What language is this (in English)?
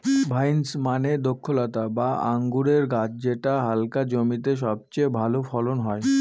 Bangla